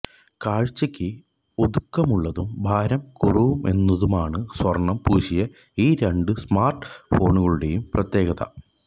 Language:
Malayalam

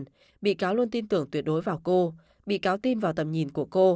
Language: Vietnamese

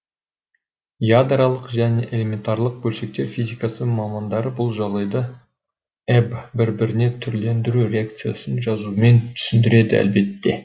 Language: Kazakh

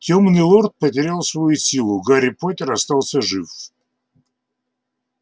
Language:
Russian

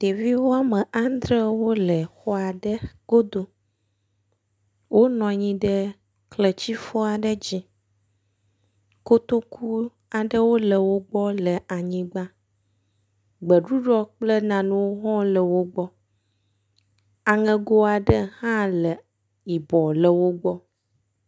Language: Ewe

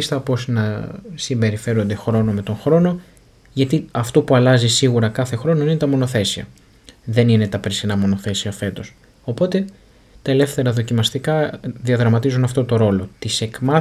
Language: Greek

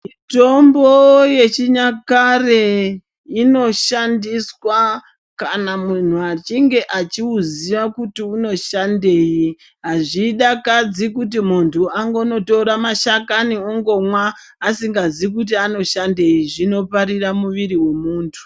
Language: Ndau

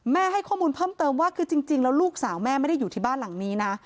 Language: Thai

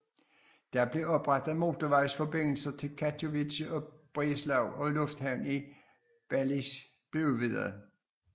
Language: Danish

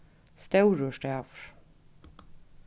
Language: Faroese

